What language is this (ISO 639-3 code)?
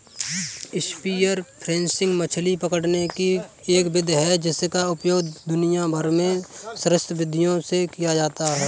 hin